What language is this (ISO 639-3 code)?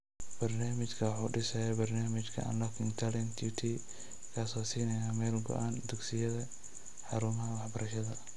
som